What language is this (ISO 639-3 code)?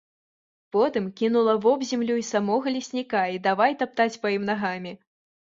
bel